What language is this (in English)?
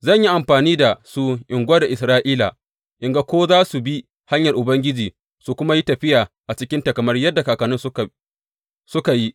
Hausa